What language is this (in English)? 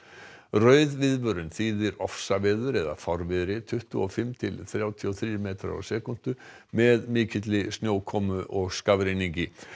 Icelandic